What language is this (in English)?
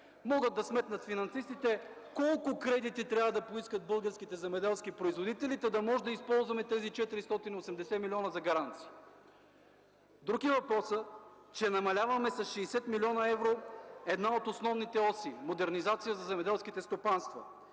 Bulgarian